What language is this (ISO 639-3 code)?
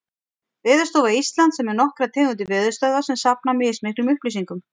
isl